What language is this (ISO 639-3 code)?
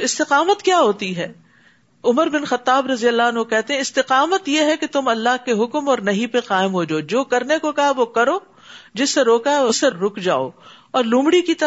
urd